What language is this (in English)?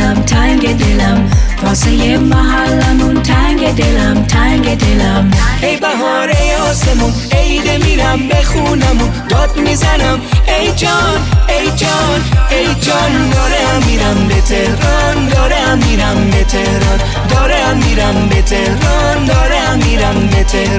Persian